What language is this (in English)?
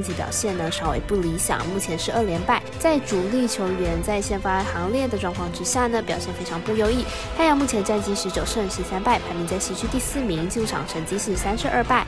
Chinese